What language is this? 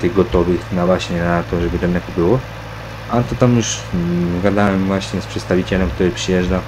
Polish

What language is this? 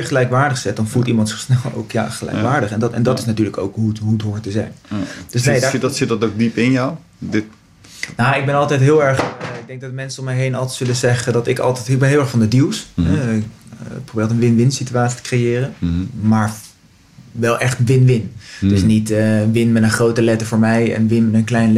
Dutch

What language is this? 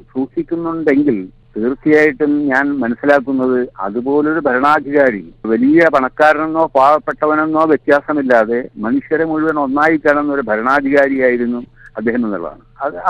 Malayalam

